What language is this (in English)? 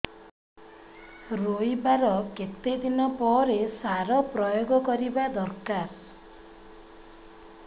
Odia